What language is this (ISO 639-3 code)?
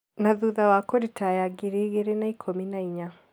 kik